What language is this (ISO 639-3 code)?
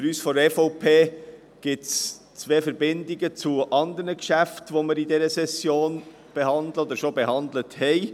gsw